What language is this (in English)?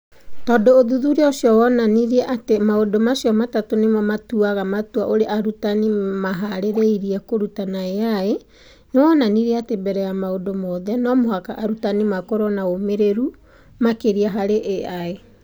Kikuyu